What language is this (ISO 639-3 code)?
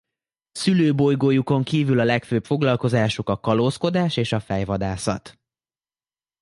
hun